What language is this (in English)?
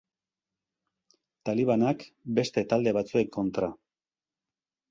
Basque